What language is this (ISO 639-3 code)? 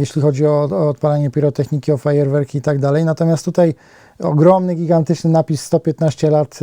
pol